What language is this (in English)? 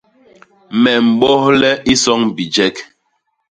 Basaa